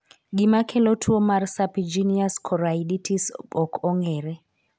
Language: Luo (Kenya and Tanzania)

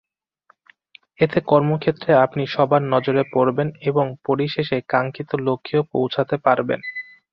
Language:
Bangla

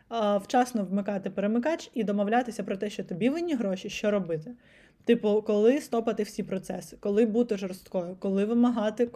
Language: Ukrainian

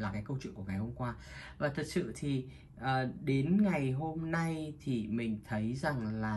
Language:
Vietnamese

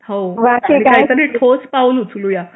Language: Marathi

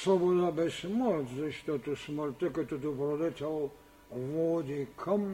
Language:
Bulgarian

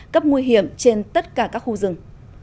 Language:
Vietnamese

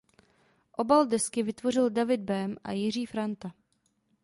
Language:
Czech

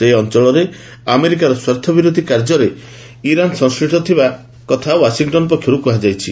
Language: Odia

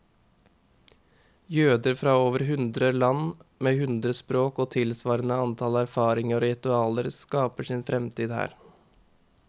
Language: Norwegian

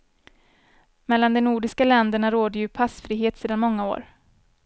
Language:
Swedish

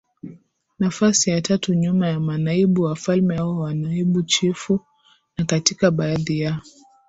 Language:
Swahili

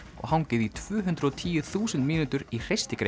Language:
Icelandic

